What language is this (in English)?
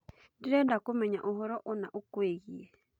Kikuyu